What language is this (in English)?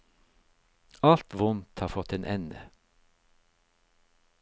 Norwegian